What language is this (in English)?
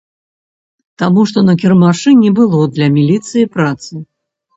Belarusian